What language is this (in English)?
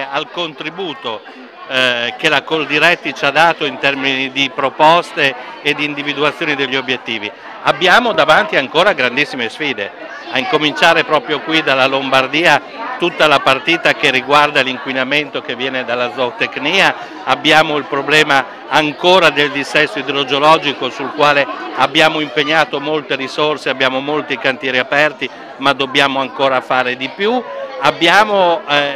Italian